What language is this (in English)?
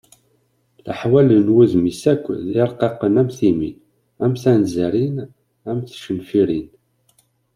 Kabyle